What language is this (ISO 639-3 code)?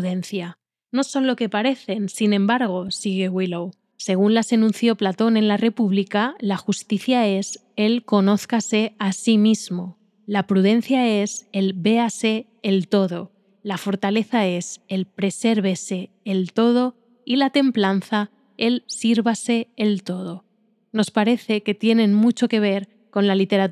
spa